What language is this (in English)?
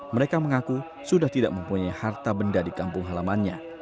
Indonesian